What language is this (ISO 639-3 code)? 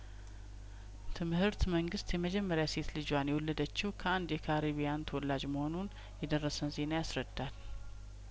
amh